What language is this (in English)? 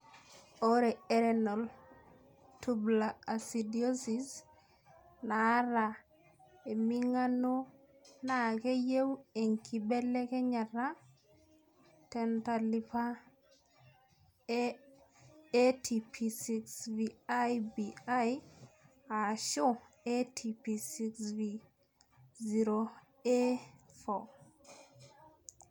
Masai